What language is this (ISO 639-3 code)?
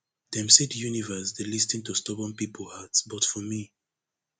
pcm